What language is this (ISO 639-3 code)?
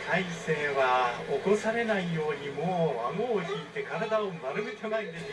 jpn